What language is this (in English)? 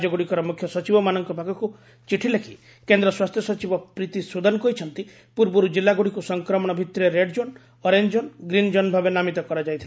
Odia